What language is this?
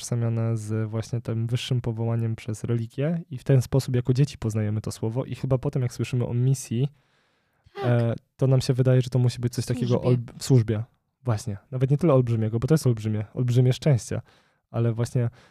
Polish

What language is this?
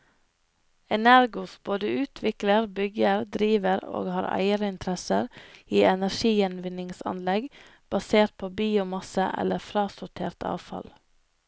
Norwegian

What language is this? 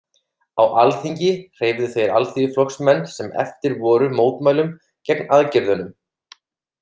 Icelandic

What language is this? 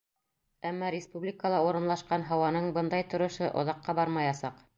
Bashkir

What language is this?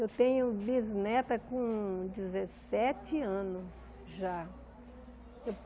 Portuguese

